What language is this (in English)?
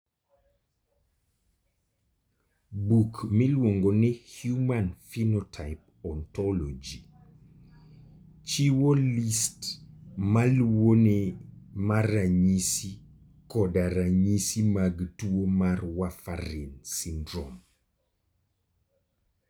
Luo (Kenya and Tanzania)